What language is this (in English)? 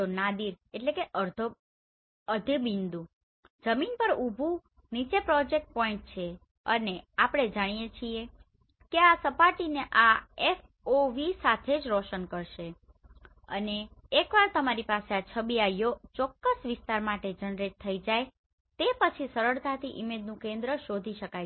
Gujarati